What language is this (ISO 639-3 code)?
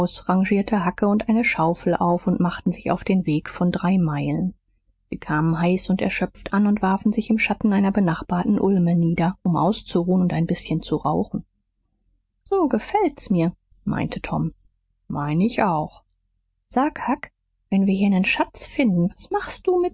deu